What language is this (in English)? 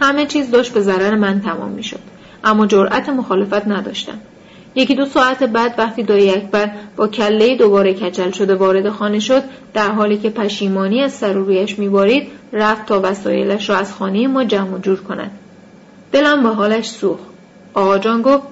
Persian